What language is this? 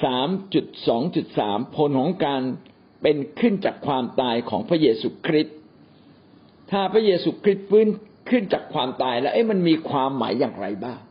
Thai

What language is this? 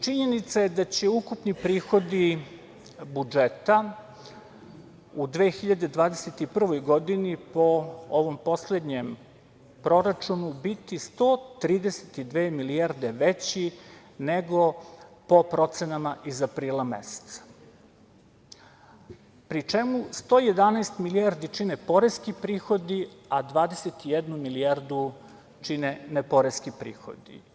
Serbian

